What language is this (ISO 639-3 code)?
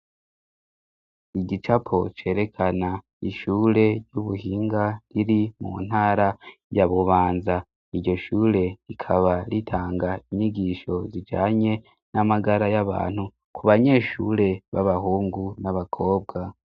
run